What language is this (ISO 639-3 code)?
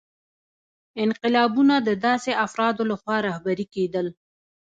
pus